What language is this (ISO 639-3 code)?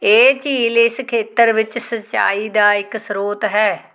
pan